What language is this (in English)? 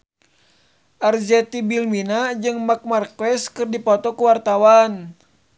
Sundanese